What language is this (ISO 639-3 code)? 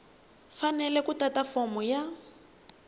tso